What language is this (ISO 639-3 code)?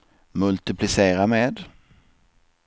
swe